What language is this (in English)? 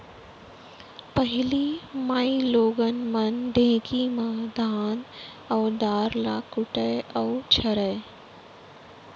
Chhattisgarhi